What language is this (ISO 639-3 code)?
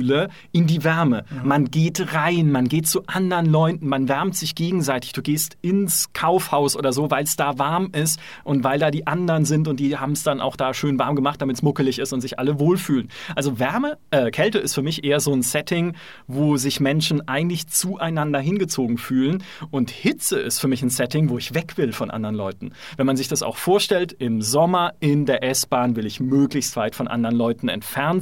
deu